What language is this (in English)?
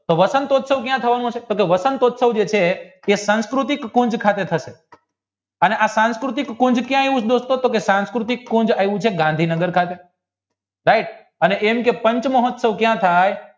Gujarati